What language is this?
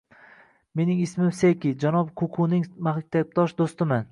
Uzbek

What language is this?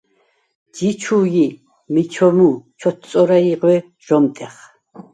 Svan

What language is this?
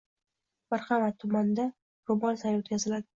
Uzbek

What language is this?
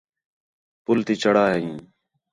Khetrani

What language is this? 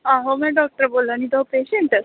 Dogri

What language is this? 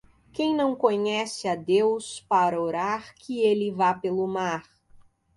Portuguese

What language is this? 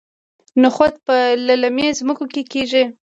Pashto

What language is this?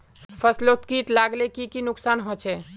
Magahi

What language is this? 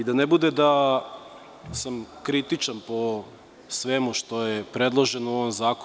Serbian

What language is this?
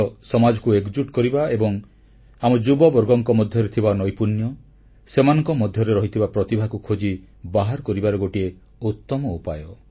Odia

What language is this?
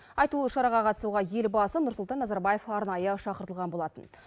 Kazakh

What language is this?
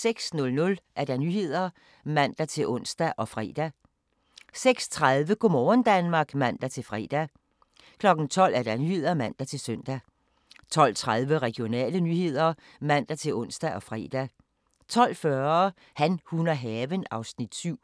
Danish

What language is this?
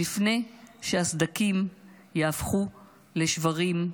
Hebrew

